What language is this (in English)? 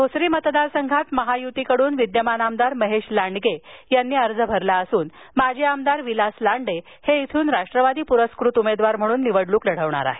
Marathi